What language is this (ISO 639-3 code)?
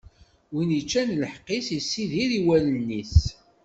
kab